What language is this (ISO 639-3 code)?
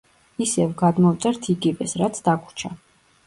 kat